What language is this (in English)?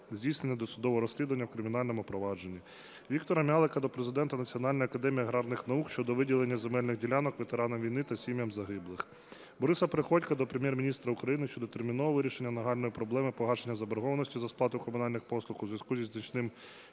Ukrainian